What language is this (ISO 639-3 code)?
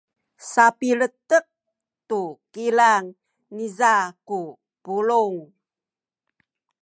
szy